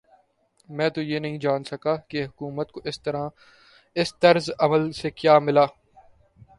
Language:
Urdu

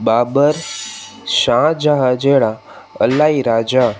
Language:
Sindhi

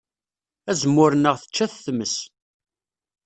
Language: Kabyle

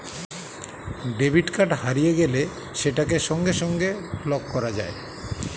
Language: Bangla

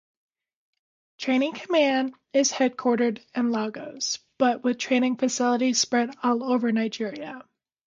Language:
English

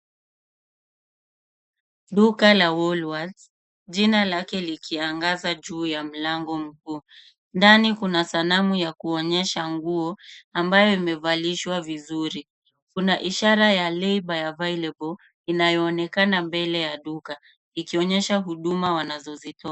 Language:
Swahili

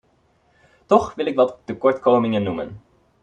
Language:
Dutch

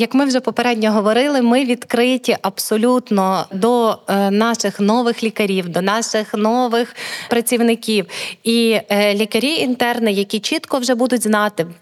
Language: Ukrainian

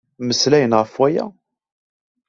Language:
Kabyle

